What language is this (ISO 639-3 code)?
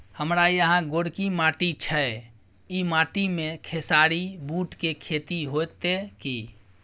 mai